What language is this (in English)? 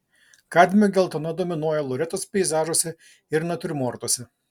Lithuanian